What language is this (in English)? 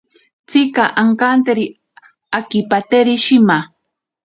Ashéninka Perené